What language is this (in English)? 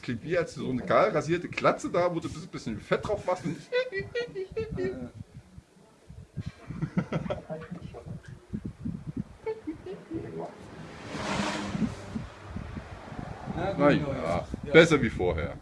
German